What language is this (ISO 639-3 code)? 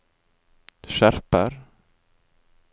nor